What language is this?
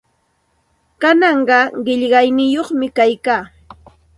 Santa Ana de Tusi Pasco Quechua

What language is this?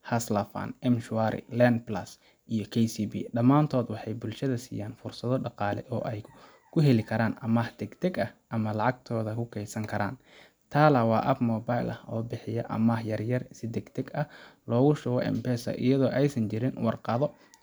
Somali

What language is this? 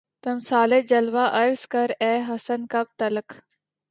Urdu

